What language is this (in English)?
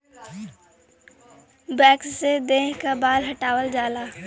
Bhojpuri